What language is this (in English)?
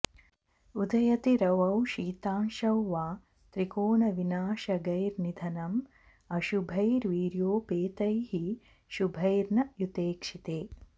Sanskrit